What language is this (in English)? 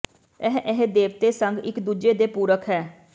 Punjabi